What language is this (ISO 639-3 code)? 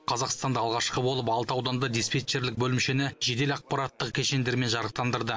kaz